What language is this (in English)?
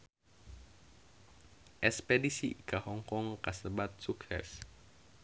Sundanese